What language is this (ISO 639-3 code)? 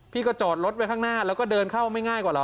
tha